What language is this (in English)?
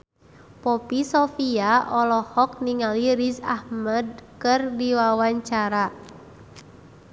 Sundanese